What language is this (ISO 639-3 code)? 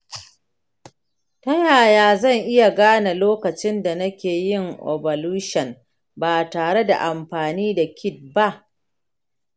hau